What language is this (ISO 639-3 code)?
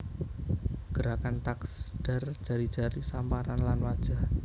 jav